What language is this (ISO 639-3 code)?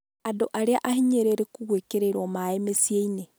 kik